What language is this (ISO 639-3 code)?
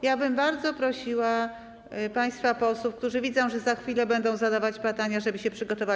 pol